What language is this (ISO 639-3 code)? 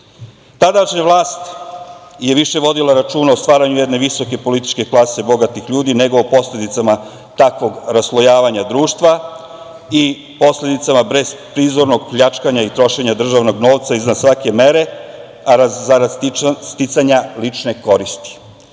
srp